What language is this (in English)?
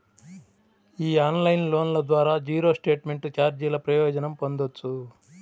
Telugu